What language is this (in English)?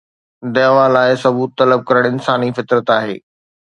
Sindhi